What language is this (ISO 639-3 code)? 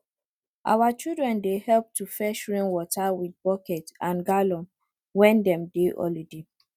pcm